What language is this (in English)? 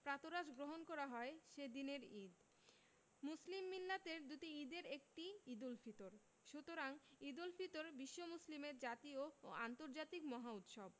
Bangla